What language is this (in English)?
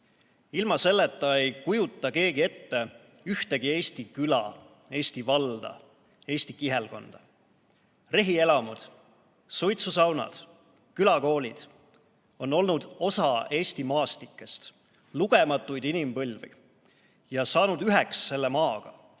Estonian